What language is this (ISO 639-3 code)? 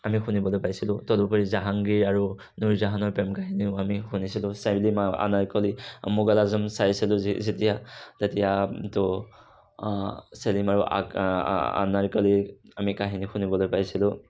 asm